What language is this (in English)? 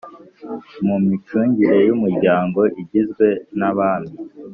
Kinyarwanda